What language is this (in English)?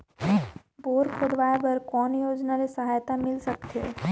Chhattisgarhi